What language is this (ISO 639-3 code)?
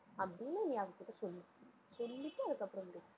tam